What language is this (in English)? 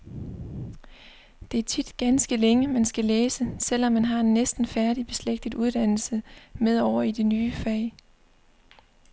Danish